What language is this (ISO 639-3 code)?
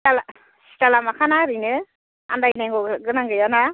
brx